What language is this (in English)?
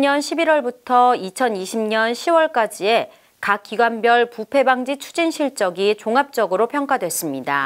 Korean